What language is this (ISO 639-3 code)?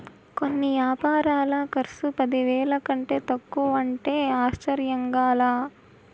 tel